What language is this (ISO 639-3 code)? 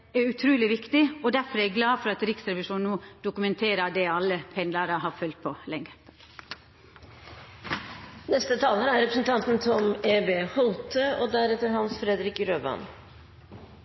nor